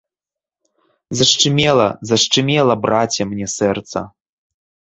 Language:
Belarusian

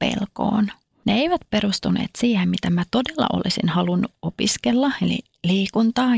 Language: Finnish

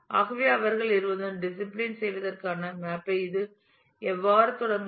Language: Tamil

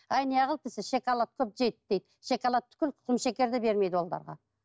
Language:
Kazakh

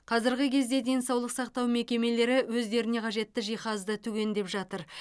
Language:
Kazakh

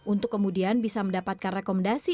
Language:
Indonesian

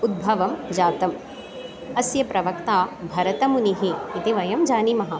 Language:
Sanskrit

